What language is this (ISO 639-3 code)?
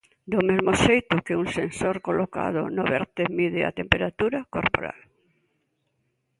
glg